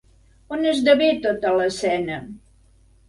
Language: Catalan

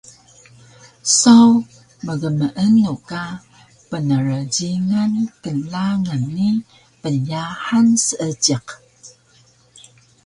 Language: Taroko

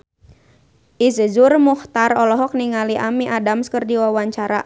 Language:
Sundanese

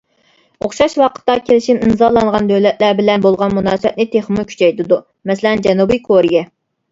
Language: Uyghur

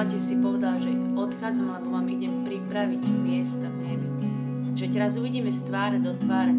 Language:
Slovak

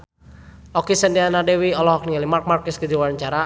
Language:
Sundanese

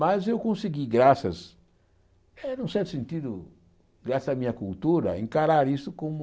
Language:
Portuguese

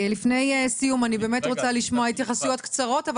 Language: Hebrew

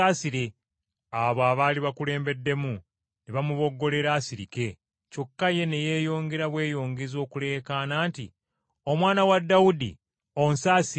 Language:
Ganda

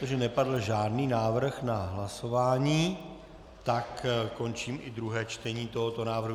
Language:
Czech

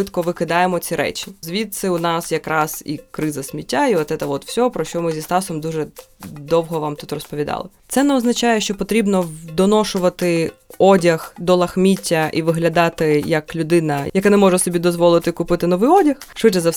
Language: Ukrainian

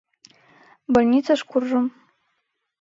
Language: Mari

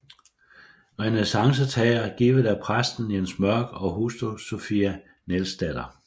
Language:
Danish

